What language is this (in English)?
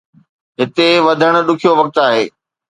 Sindhi